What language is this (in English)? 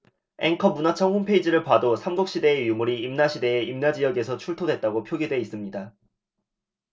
Korean